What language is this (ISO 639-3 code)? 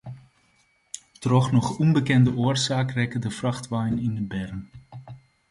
fry